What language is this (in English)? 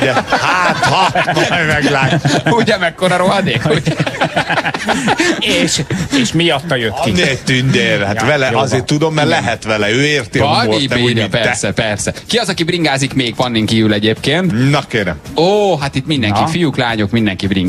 Hungarian